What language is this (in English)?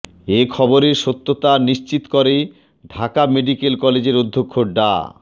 Bangla